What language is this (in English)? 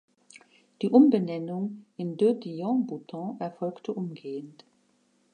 German